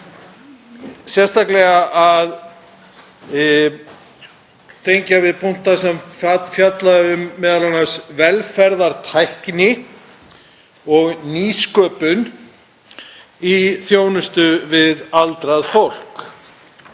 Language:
Icelandic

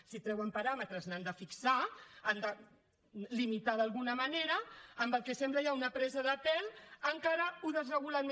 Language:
Catalan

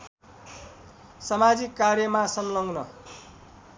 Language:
Nepali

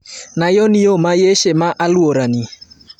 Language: Luo (Kenya and Tanzania)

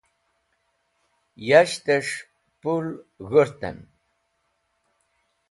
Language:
Wakhi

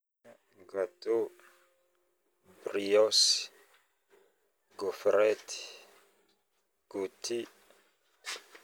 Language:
Northern Betsimisaraka Malagasy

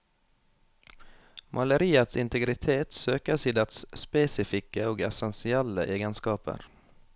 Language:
Norwegian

